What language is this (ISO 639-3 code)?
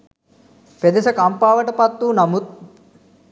sin